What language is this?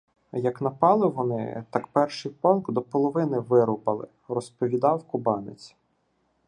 Ukrainian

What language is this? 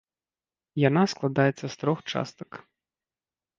Belarusian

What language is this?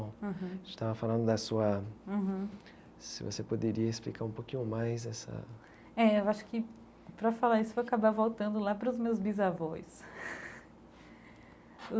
Portuguese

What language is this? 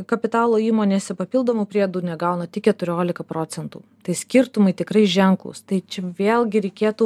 Lithuanian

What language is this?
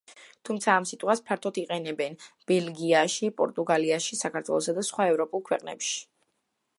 Georgian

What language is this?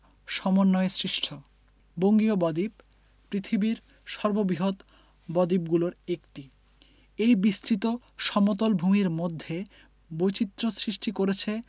Bangla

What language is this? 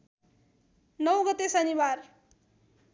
Nepali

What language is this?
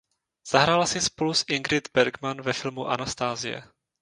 Czech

